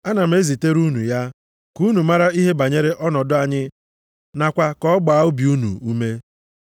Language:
Igbo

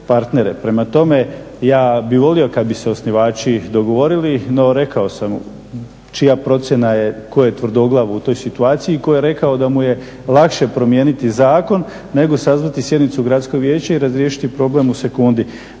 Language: Croatian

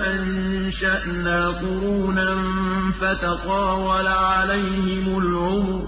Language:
Arabic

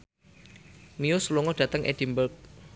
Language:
Javanese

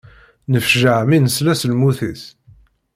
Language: Kabyle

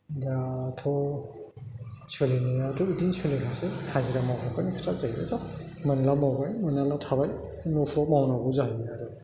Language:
Bodo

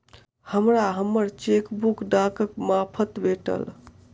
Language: Maithili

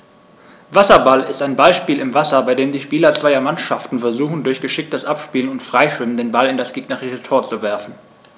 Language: German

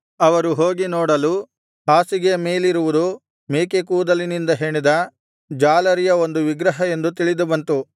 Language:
Kannada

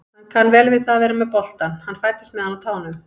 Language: Icelandic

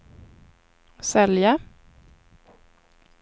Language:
Swedish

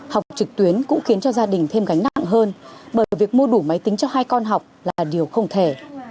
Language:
Vietnamese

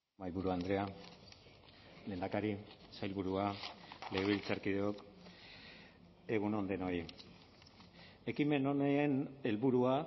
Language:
Basque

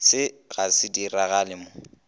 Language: Northern Sotho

